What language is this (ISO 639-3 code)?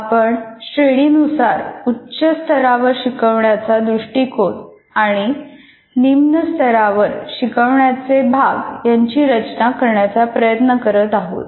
mar